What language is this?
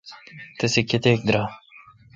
Kalkoti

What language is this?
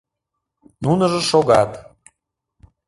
Mari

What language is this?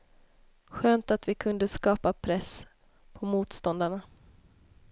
Swedish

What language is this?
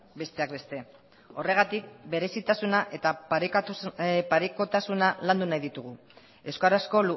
Basque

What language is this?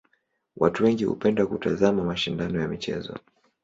Swahili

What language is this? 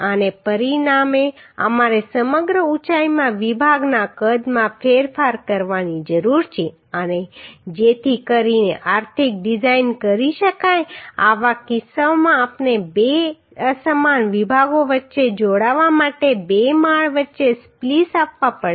Gujarati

